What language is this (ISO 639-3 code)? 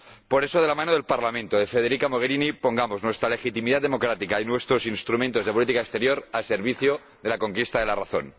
spa